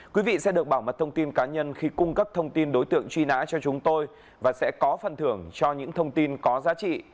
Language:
Vietnamese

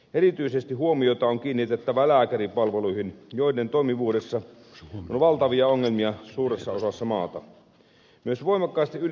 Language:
Finnish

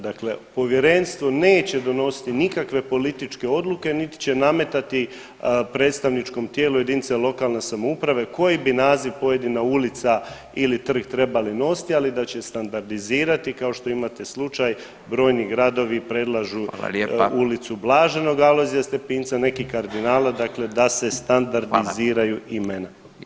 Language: Croatian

